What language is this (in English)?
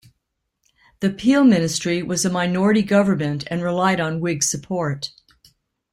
English